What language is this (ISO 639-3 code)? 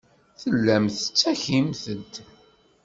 kab